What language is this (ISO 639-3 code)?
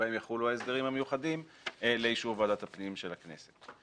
heb